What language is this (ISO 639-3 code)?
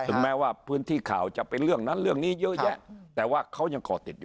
tha